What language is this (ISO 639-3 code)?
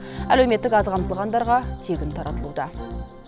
kaz